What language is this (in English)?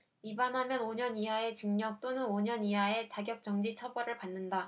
Korean